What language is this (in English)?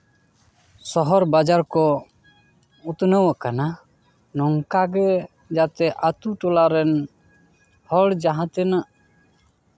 Santali